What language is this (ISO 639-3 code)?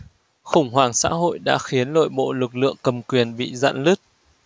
vie